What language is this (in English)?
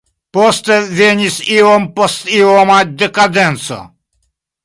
Esperanto